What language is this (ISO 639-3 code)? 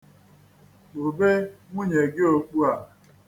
ibo